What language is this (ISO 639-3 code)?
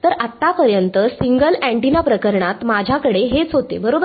mar